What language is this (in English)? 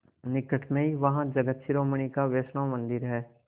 Hindi